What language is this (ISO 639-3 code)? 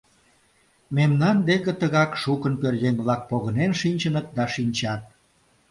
chm